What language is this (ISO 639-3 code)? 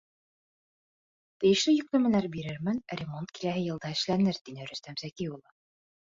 bak